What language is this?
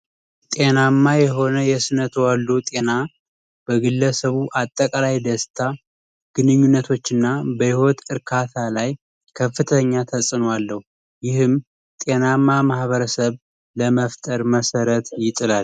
Amharic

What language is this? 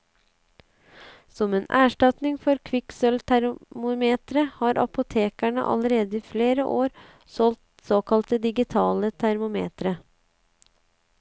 Norwegian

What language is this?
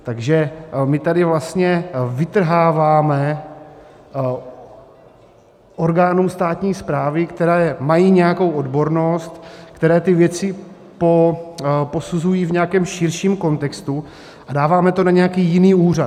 Czech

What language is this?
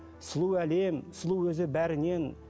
Kazakh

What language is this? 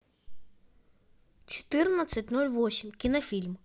Russian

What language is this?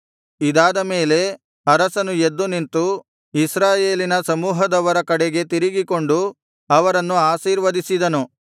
Kannada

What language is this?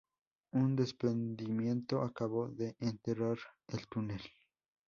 Spanish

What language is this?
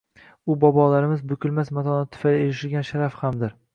Uzbek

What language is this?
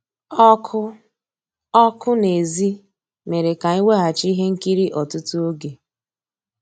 Igbo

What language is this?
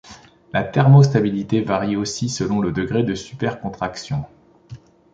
French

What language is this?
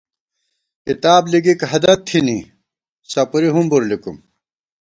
Gawar-Bati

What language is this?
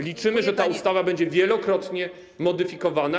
Polish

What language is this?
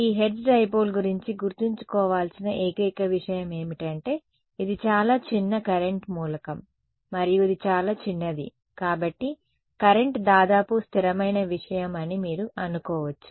Telugu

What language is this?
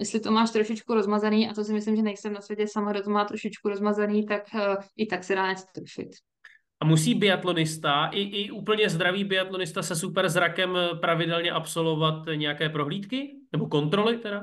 Czech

